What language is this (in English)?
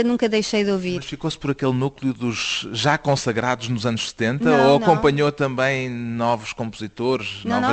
Portuguese